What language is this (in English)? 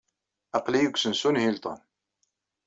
Kabyle